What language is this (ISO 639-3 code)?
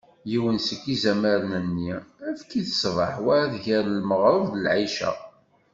kab